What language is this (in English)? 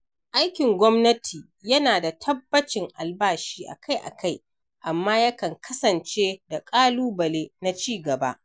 Hausa